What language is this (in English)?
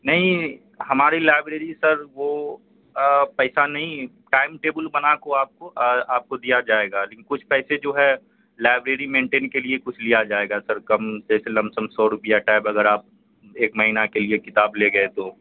Urdu